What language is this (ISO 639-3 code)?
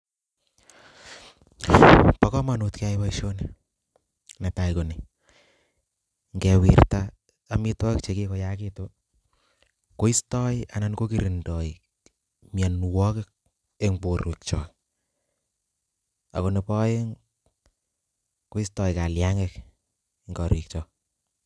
kln